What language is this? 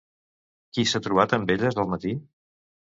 Catalan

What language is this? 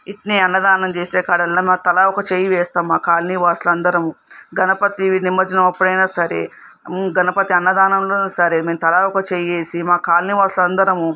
Telugu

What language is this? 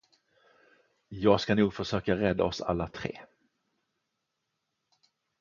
Swedish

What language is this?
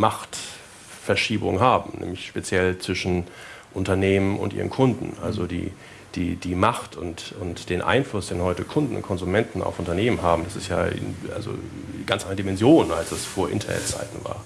German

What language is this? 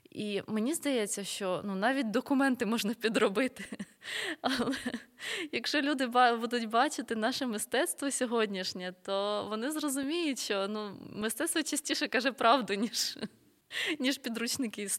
Ukrainian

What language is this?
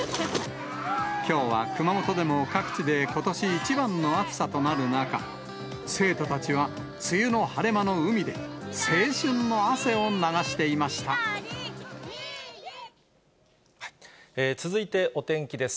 Japanese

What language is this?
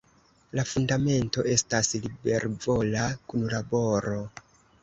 Esperanto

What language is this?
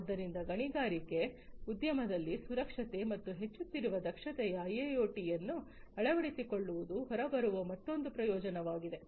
Kannada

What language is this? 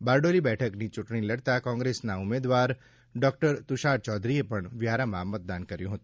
Gujarati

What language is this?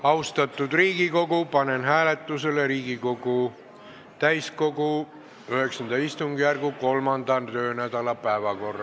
Estonian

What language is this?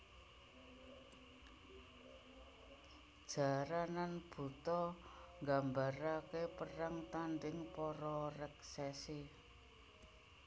Javanese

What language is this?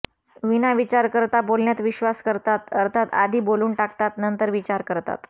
Marathi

